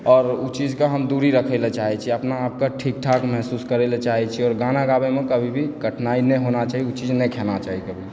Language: Maithili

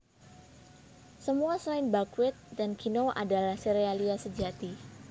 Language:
Javanese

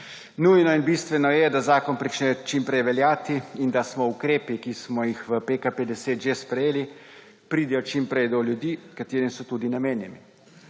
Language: Slovenian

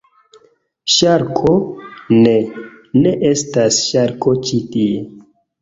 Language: Esperanto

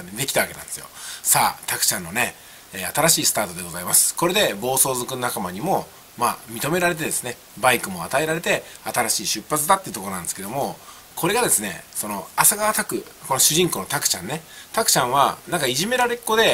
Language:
Japanese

